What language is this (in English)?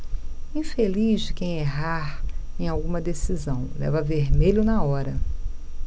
Portuguese